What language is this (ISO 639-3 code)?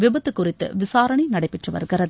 tam